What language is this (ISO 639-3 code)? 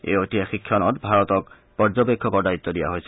asm